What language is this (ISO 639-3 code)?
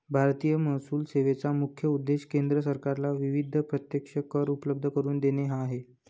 mar